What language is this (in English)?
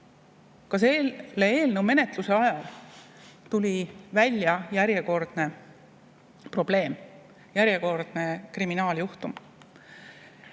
Estonian